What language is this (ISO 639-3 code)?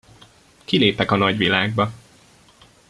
hun